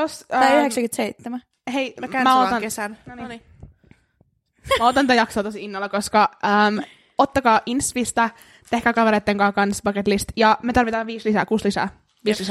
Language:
Finnish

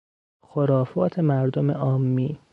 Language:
Persian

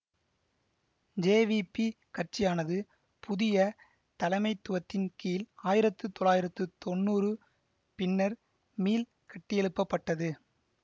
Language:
Tamil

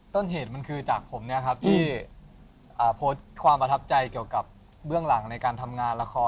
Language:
Thai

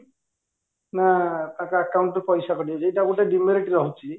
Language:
Odia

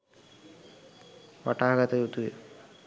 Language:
Sinhala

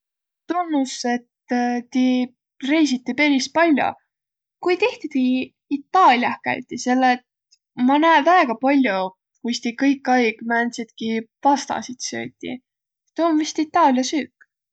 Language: Võro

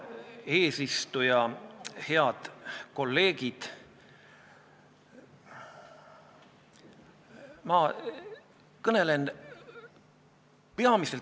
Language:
Estonian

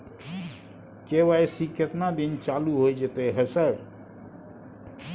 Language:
Maithili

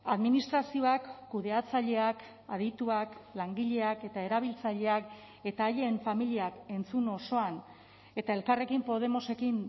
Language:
Basque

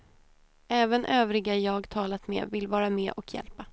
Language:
Swedish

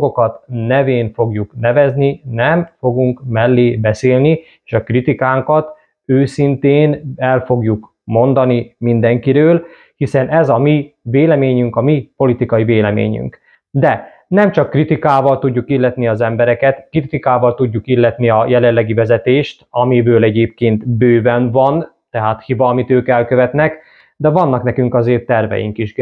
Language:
Hungarian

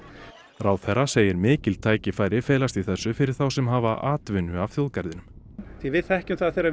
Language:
Icelandic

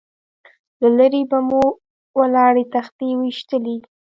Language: Pashto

